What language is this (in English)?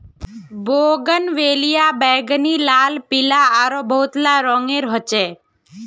Magahi